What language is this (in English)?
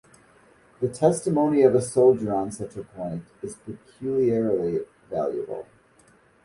English